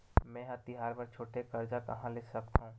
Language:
Chhattisgarhi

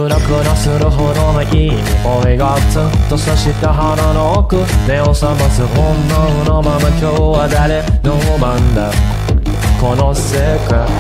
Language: Japanese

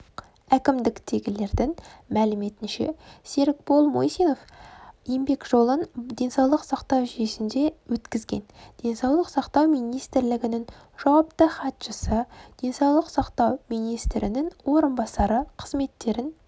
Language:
Kazakh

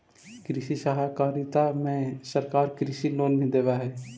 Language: Magahi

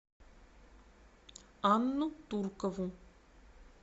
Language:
Russian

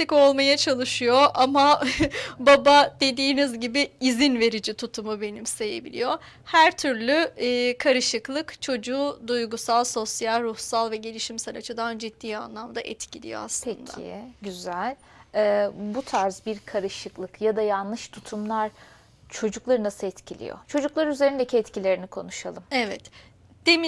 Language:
Turkish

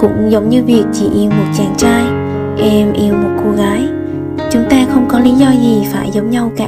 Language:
Vietnamese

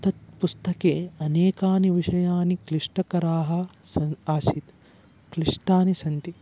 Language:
Sanskrit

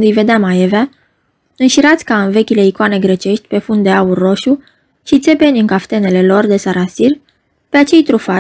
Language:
Romanian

